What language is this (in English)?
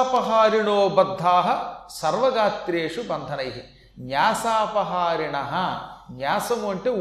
Telugu